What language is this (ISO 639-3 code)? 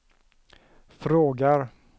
swe